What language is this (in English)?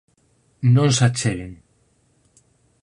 Galician